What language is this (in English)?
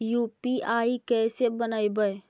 Magahi